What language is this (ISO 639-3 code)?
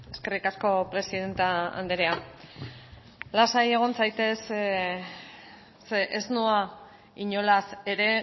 eus